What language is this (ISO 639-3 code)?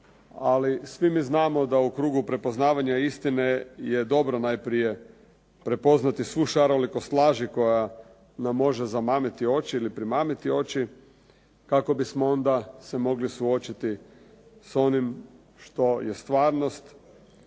hrv